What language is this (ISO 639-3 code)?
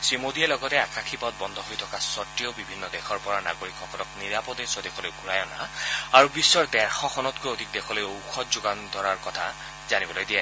asm